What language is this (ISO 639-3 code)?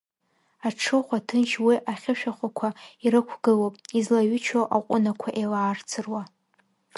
abk